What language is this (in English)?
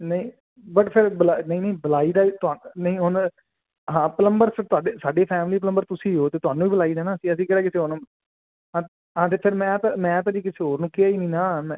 Punjabi